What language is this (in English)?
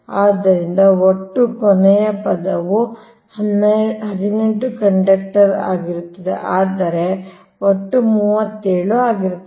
Kannada